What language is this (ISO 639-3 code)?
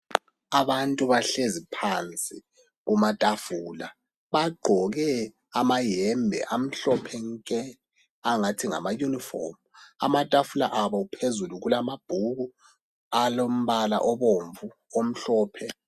nde